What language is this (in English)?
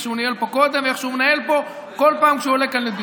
Hebrew